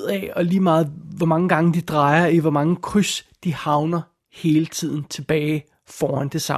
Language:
Danish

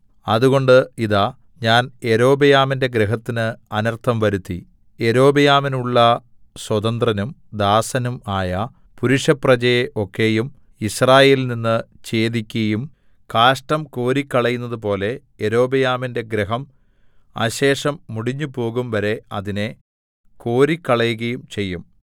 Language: Malayalam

